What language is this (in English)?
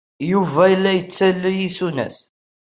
Kabyle